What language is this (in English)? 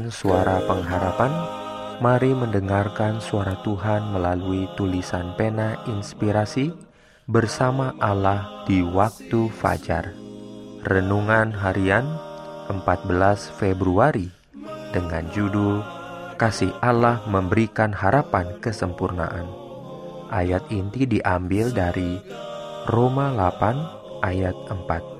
Indonesian